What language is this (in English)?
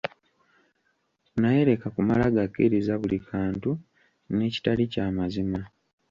Ganda